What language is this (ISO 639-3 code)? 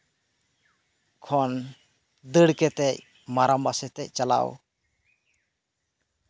sat